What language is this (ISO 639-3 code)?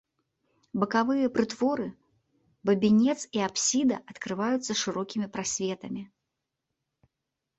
bel